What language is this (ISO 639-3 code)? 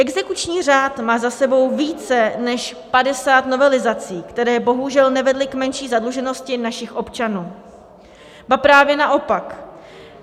ces